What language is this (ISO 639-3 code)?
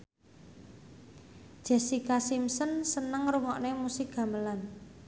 jav